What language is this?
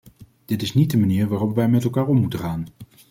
Dutch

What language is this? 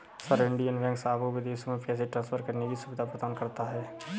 Hindi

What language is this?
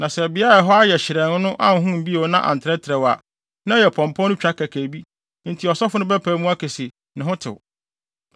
Akan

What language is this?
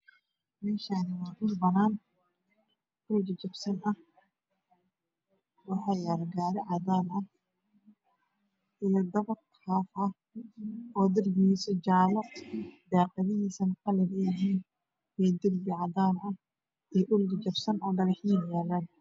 Somali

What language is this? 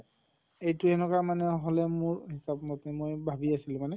Assamese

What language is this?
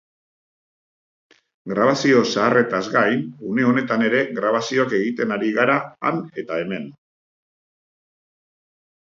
Basque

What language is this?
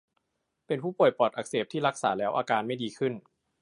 Thai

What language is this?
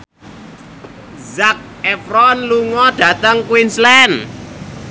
Javanese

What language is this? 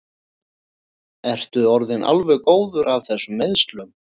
Icelandic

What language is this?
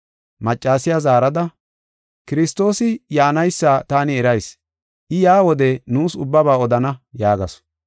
Gofa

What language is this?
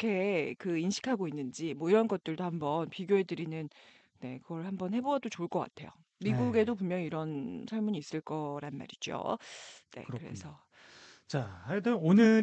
Korean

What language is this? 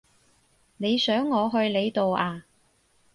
Cantonese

